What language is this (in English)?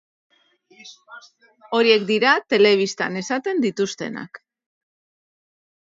Basque